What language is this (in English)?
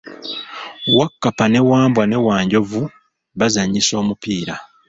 Ganda